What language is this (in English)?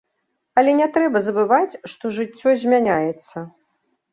Belarusian